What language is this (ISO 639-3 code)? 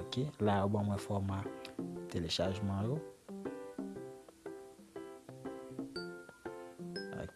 fra